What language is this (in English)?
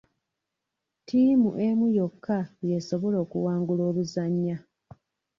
Ganda